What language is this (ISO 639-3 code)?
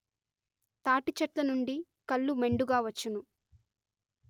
tel